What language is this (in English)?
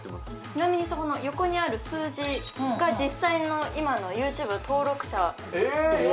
Japanese